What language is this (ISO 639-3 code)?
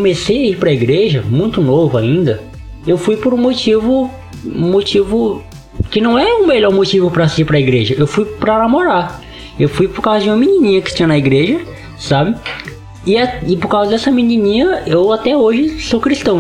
por